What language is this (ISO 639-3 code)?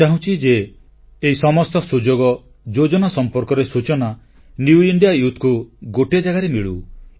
ori